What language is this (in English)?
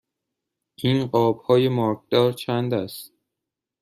Persian